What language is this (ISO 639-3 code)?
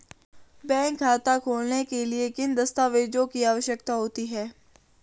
hin